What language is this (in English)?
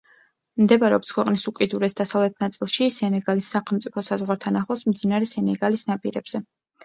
Georgian